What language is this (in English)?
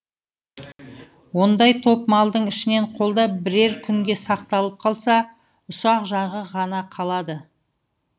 Kazakh